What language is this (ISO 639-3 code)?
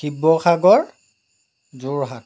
asm